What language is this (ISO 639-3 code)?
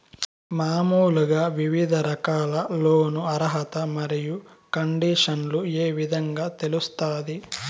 tel